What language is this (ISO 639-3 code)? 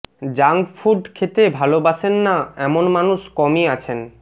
ben